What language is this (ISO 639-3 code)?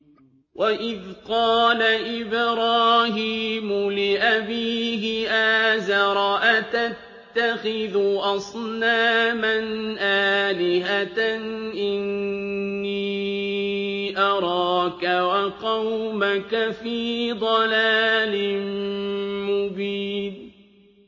ara